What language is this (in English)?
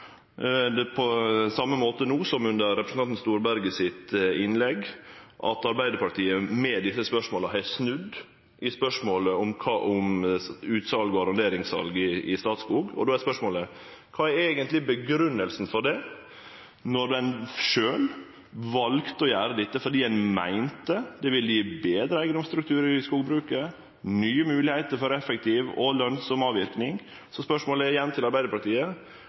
Norwegian Nynorsk